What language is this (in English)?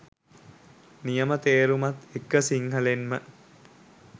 Sinhala